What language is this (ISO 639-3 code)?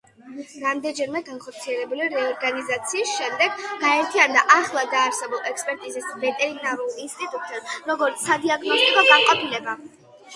kat